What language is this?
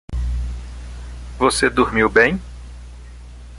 Portuguese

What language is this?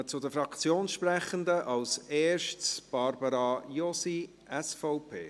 Swiss German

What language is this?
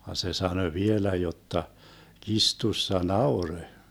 Finnish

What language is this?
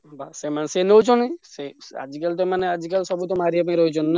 Odia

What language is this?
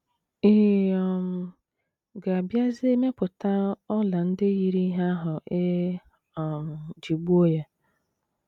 Igbo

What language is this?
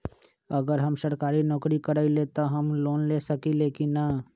Magahi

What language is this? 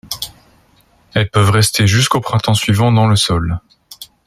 French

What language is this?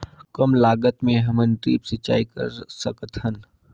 Chhattisgarhi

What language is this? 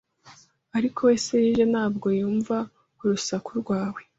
Kinyarwanda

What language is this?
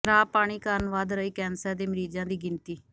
Punjabi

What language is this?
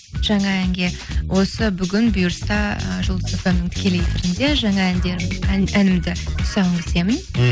Kazakh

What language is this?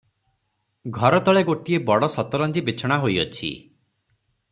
Odia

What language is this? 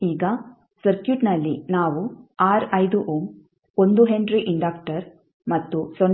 Kannada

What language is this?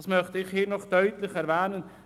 Swiss German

